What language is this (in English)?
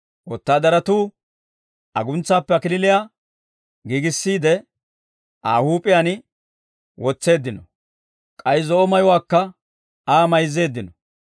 Dawro